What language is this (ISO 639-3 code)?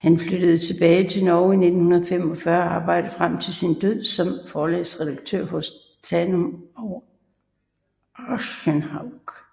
dan